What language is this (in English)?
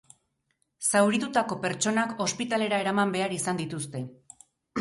Basque